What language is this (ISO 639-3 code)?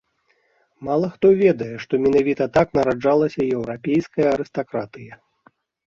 bel